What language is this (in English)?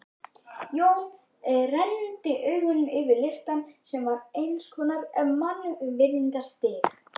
Icelandic